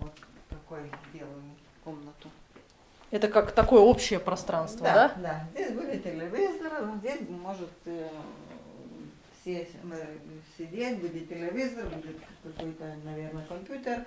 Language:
Russian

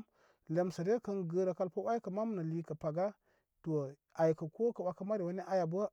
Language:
Koma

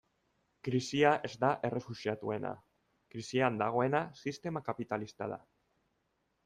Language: Basque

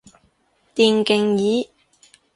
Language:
Cantonese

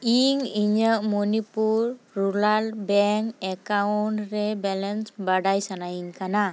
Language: Santali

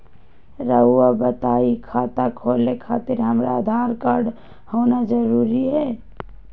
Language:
Magahi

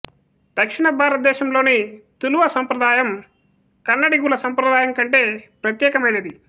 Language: Telugu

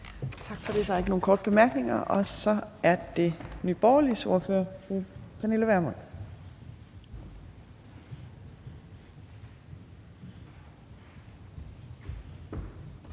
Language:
Danish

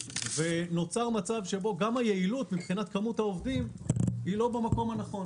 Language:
Hebrew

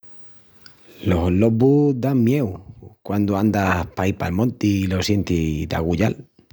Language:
Extremaduran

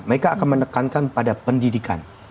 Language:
Indonesian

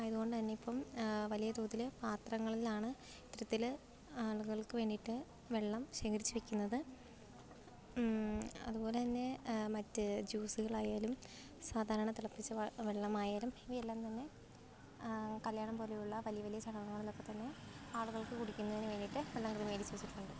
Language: Malayalam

